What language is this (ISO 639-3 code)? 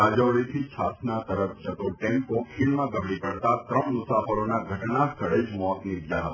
guj